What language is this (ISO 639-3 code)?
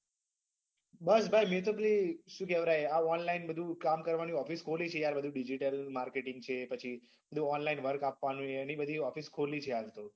guj